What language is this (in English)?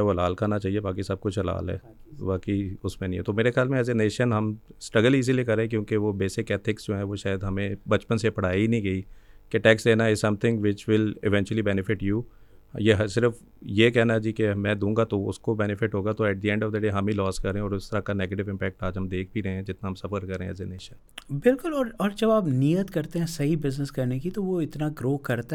Urdu